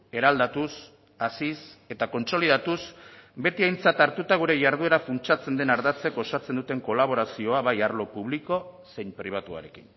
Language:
Basque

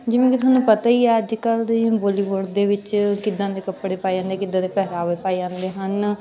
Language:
Punjabi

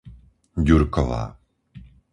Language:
Slovak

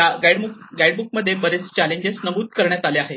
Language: Marathi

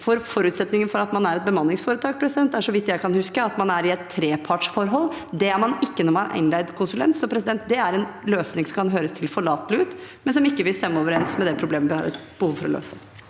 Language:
Norwegian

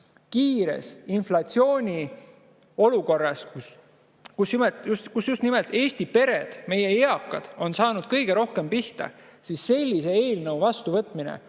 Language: Estonian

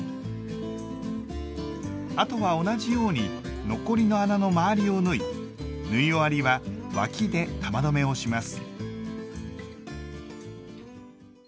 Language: Japanese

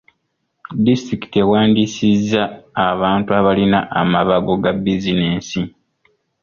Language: Ganda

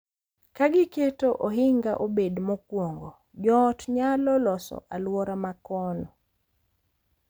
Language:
Luo (Kenya and Tanzania)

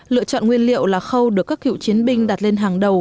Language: Vietnamese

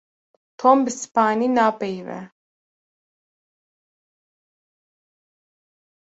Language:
Kurdish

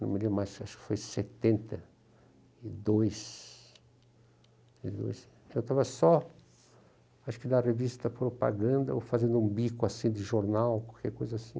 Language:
Portuguese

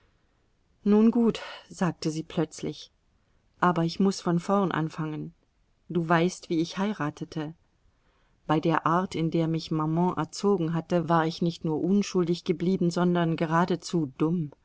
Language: German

